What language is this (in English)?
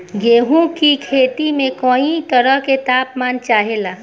Bhojpuri